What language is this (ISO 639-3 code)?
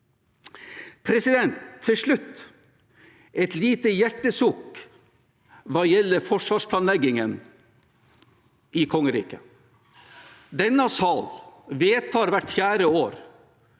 nor